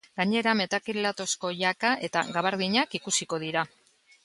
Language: Basque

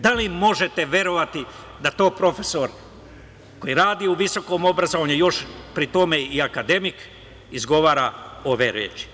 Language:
Serbian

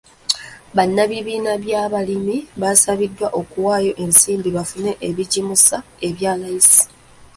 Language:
Ganda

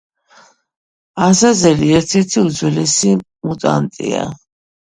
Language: Georgian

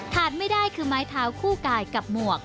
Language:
Thai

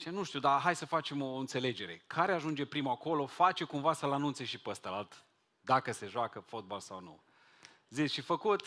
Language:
Romanian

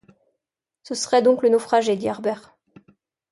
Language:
French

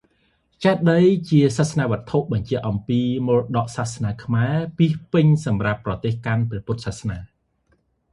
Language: Khmer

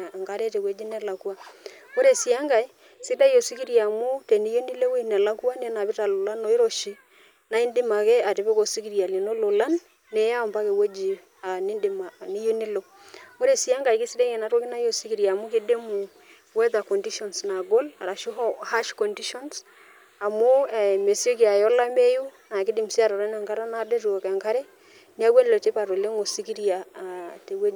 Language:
Masai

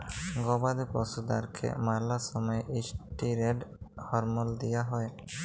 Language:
Bangla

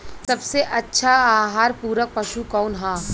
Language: Bhojpuri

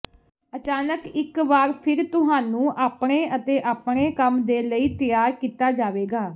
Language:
Punjabi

